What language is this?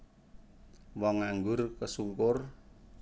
Javanese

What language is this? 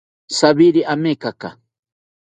South Ucayali Ashéninka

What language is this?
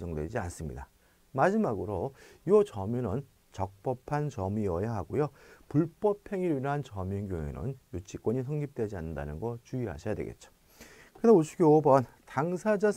Korean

